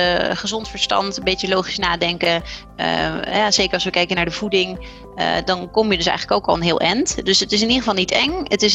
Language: Dutch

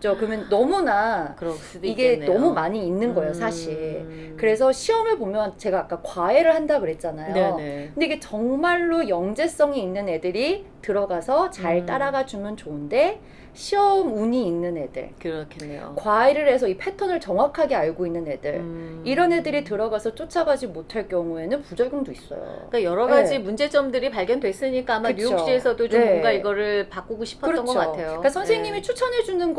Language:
Korean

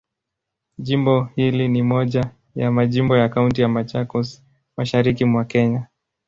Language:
Swahili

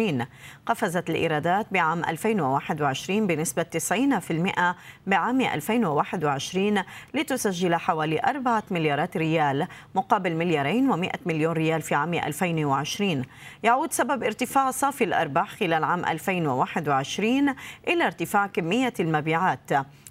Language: Arabic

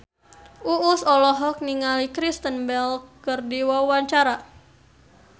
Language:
Sundanese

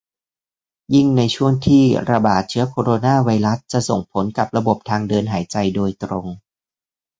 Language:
Thai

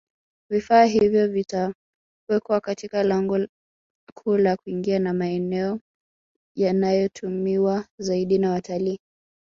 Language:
Swahili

